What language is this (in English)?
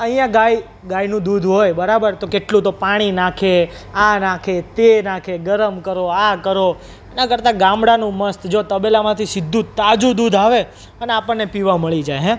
Gujarati